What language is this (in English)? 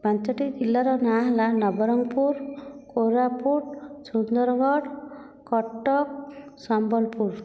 Odia